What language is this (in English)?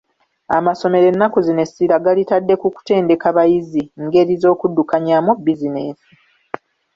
Ganda